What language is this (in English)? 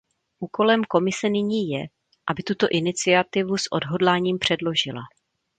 Czech